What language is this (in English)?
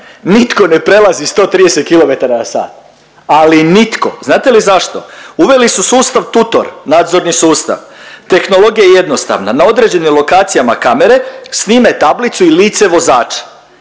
Croatian